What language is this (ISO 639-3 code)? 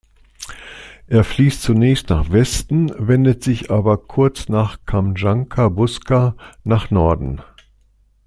deu